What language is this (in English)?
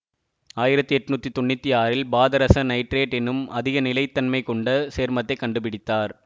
Tamil